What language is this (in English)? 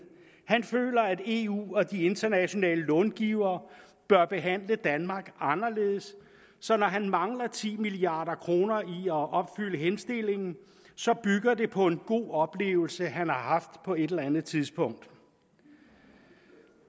Danish